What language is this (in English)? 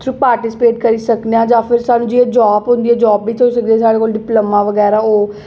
Dogri